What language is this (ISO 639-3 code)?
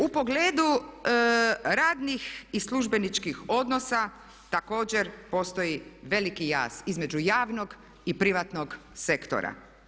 hrv